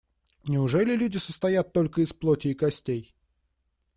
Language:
Russian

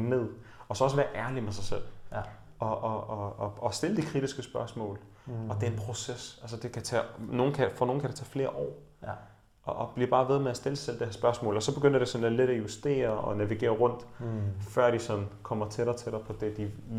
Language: Danish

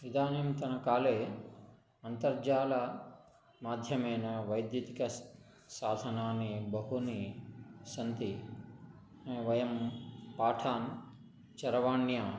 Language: Sanskrit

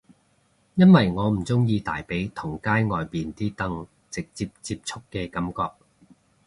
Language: Cantonese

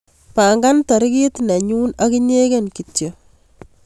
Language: Kalenjin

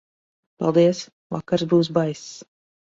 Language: Latvian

